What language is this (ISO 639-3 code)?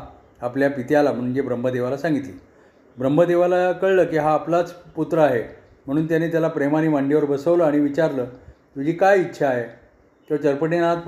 mar